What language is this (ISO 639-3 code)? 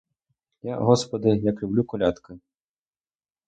ukr